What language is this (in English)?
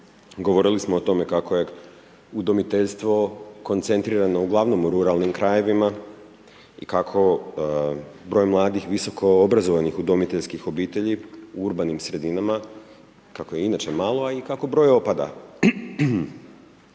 Croatian